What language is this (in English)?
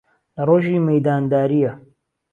Central Kurdish